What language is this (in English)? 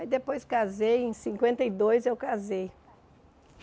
Portuguese